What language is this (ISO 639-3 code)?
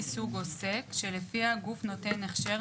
heb